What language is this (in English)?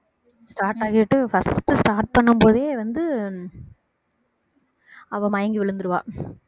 Tamil